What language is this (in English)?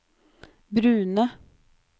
Norwegian